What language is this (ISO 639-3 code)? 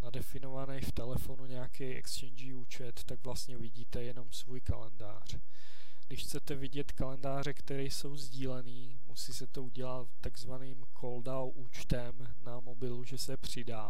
ces